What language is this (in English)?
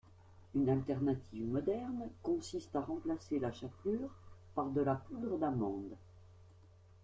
French